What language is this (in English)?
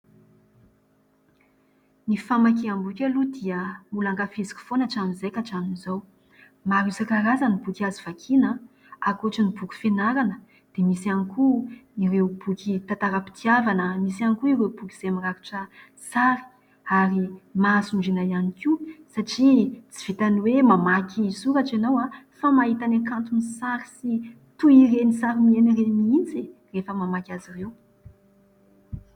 Malagasy